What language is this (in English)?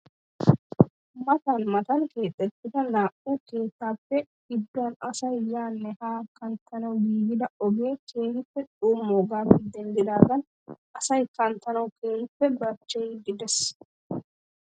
Wolaytta